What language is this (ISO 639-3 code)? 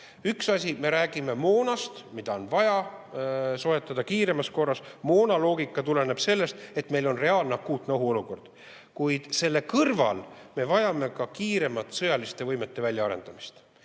est